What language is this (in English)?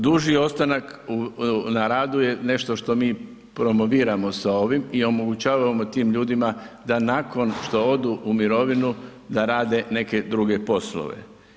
Croatian